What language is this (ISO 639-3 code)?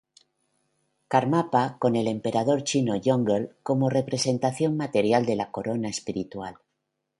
spa